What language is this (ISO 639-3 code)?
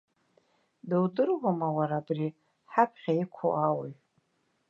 abk